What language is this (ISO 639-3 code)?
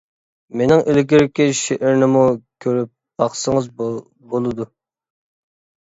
uig